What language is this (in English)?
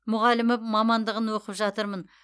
Kazakh